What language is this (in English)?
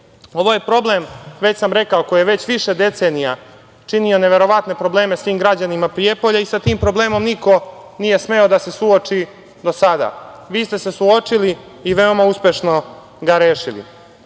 Serbian